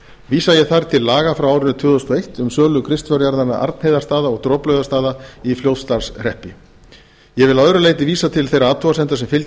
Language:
Icelandic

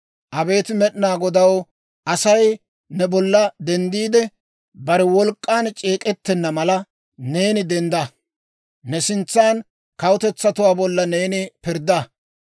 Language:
Dawro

